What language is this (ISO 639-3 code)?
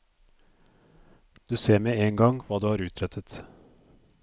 nor